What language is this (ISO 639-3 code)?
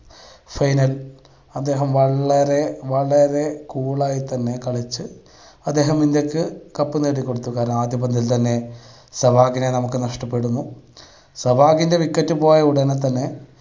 mal